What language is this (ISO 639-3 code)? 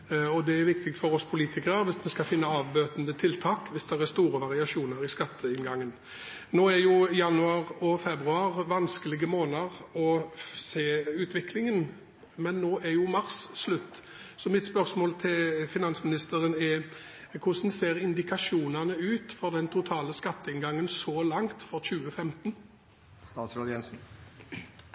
nob